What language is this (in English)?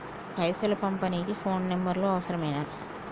Telugu